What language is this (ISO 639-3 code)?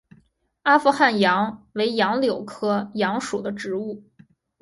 zho